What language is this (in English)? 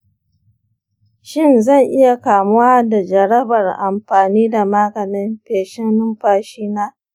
Hausa